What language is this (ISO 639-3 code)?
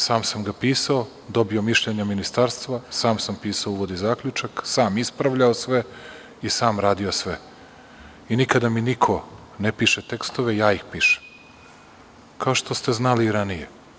srp